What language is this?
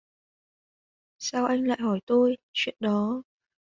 Vietnamese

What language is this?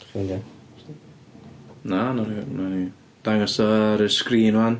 Welsh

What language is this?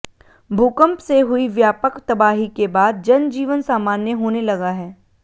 Hindi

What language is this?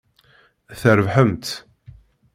Kabyle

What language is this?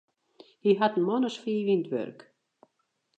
Western Frisian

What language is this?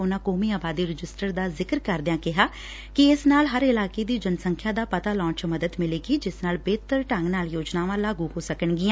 Punjabi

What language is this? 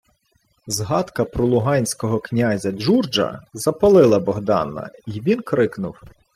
Ukrainian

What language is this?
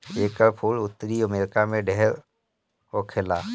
Bhojpuri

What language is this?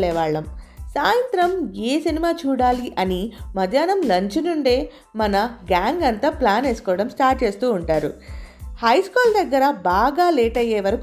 Telugu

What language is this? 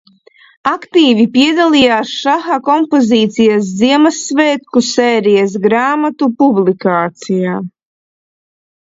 Latvian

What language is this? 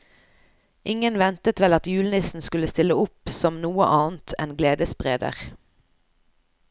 Norwegian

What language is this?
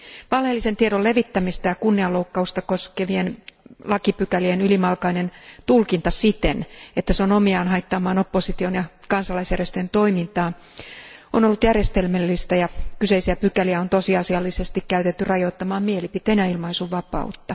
Finnish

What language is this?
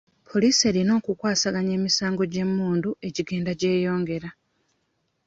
Ganda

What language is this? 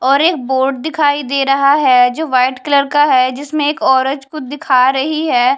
Hindi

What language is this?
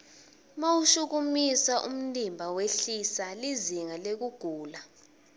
Swati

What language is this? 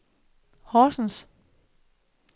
Danish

